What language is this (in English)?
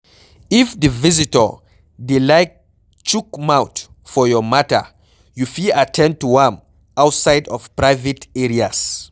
Nigerian Pidgin